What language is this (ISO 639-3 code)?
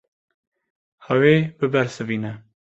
kur